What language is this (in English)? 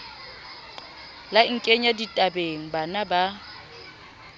Southern Sotho